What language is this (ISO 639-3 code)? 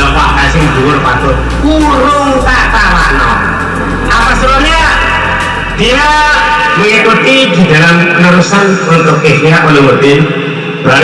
ind